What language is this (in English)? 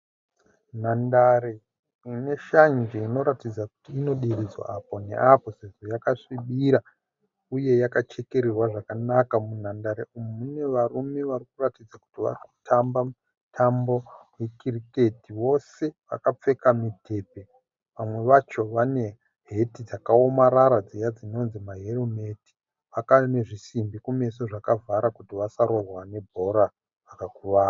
Shona